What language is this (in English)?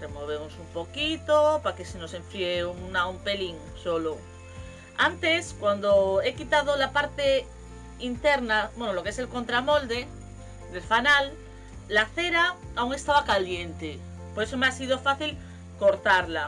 Spanish